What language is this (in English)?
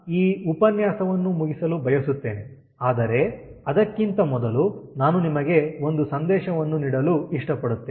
Kannada